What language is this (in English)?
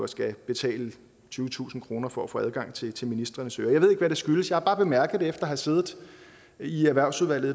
Danish